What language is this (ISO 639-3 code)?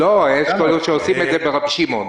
heb